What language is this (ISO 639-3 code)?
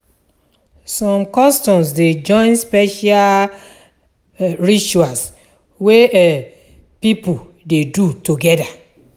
pcm